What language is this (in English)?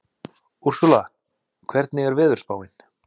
Icelandic